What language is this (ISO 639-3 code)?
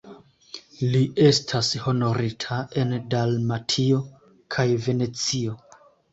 epo